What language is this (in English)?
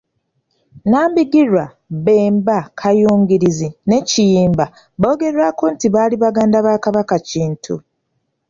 Ganda